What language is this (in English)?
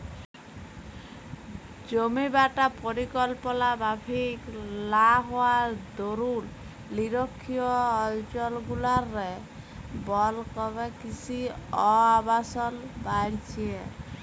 Bangla